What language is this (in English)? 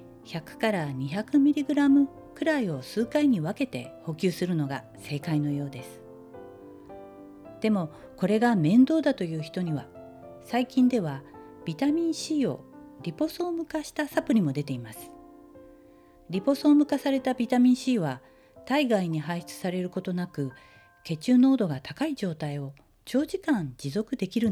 Japanese